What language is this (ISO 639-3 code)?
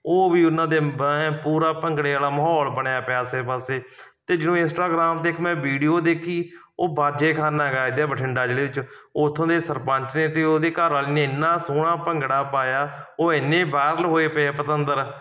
pan